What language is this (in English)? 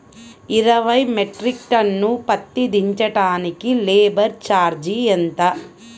Telugu